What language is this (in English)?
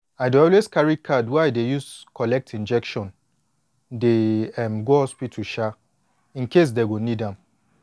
Nigerian Pidgin